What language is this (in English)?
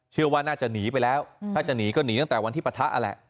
Thai